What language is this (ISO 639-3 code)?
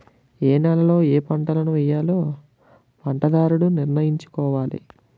tel